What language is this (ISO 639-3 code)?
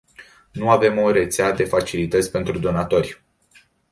ron